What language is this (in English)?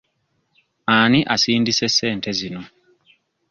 Ganda